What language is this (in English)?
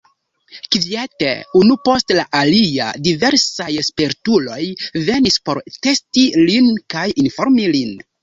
Esperanto